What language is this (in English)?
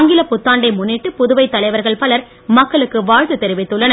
Tamil